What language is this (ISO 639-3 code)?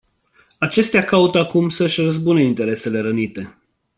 ron